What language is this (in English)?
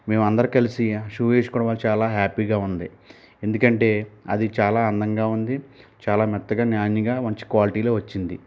Telugu